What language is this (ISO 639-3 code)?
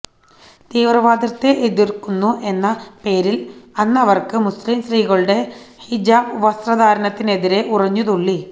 mal